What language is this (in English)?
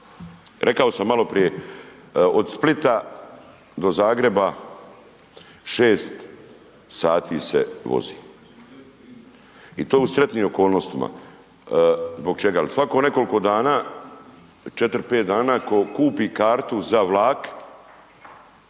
Croatian